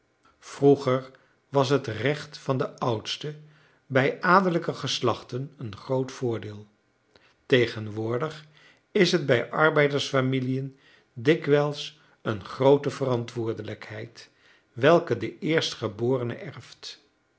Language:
Dutch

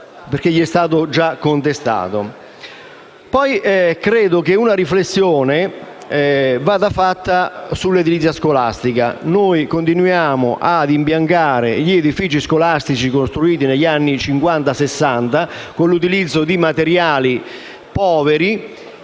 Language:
Italian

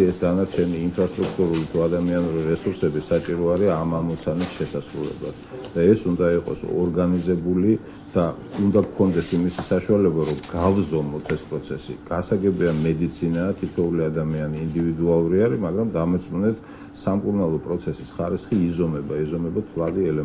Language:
Romanian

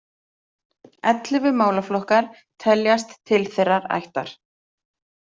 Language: Icelandic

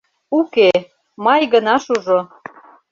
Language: Mari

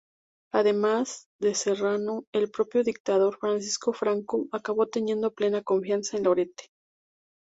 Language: Spanish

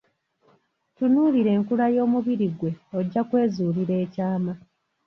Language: Ganda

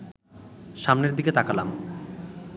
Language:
Bangla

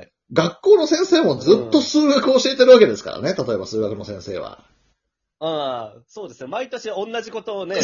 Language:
Japanese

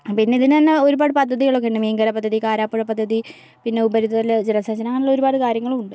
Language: Malayalam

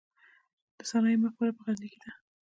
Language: Pashto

